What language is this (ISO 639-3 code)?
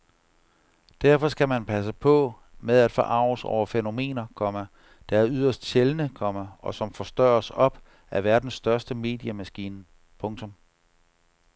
dan